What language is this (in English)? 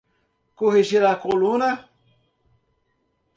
Portuguese